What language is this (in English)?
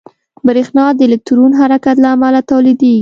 Pashto